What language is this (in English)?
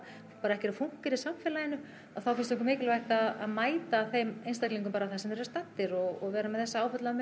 Icelandic